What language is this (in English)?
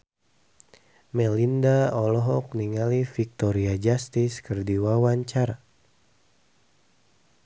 Sundanese